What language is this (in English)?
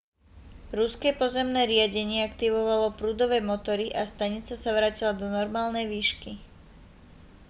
Slovak